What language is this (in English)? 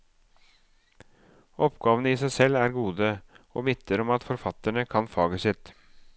Norwegian